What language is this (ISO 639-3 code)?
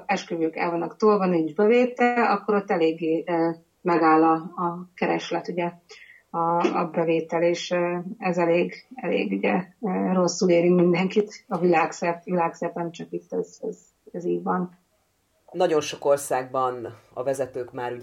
hun